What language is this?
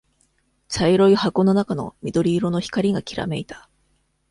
Japanese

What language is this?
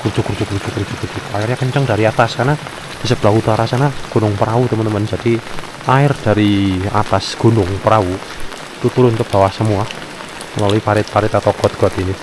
Indonesian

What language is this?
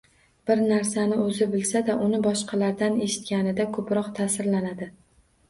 Uzbek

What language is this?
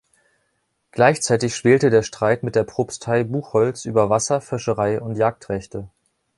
German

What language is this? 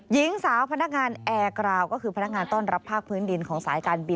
Thai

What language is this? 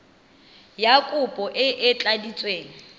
Tswana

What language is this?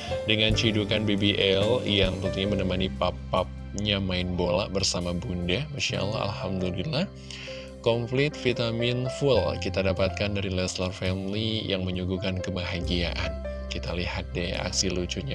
Indonesian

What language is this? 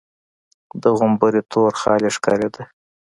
Pashto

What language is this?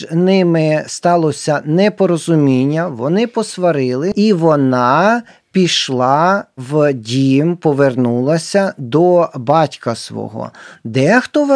Ukrainian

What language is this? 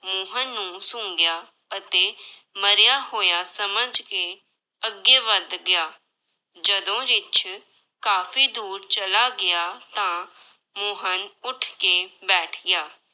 Punjabi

